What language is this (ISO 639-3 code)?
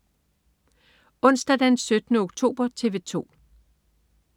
dan